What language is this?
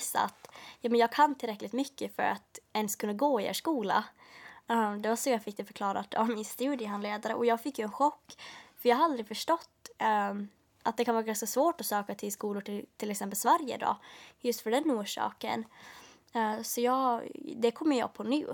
Swedish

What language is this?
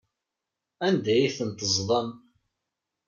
Kabyle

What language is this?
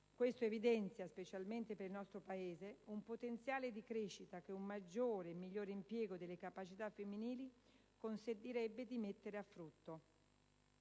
Italian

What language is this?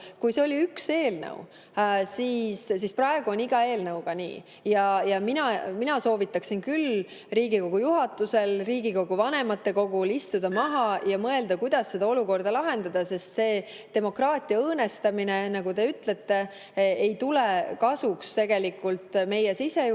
Estonian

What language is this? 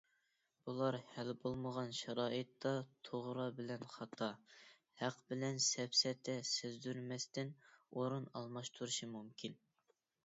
Uyghur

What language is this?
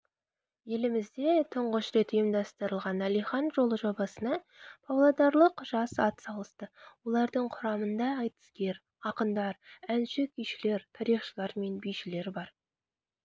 Kazakh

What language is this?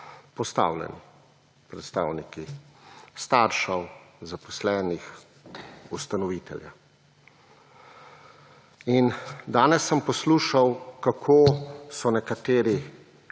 Slovenian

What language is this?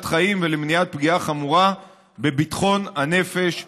Hebrew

